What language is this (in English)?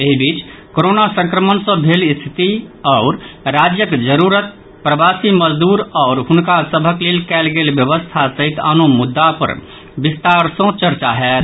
Maithili